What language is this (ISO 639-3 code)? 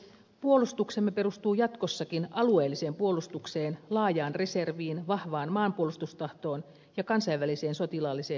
fin